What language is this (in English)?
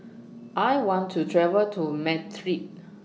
English